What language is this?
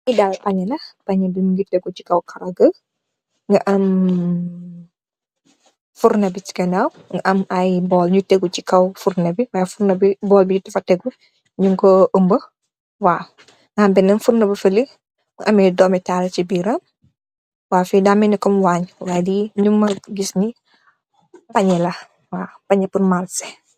Wolof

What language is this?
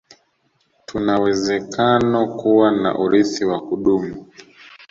Swahili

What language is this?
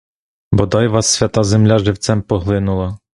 Ukrainian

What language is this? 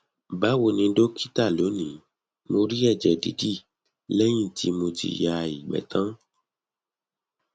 Yoruba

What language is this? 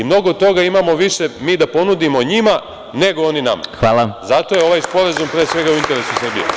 Serbian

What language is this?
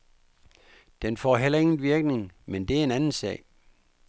Danish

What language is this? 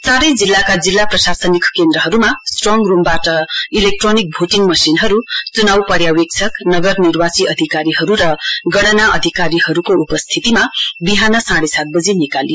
Nepali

